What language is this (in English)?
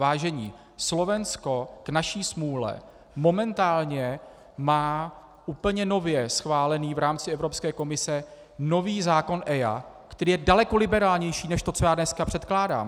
Czech